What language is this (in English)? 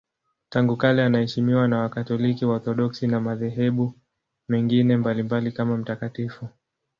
Swahili